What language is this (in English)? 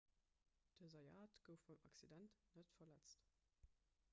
Luxembourgish